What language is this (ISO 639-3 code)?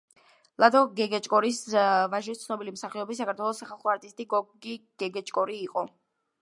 kat